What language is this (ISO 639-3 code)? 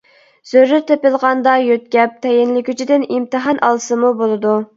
uig